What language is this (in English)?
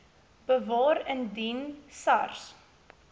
Afrikaans